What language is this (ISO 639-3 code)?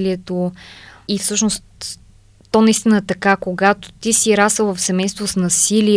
bul